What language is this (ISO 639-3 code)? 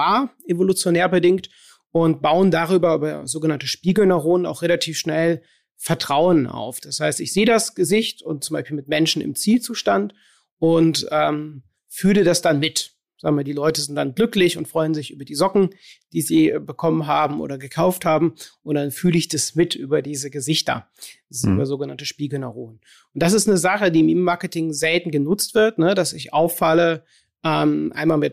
deu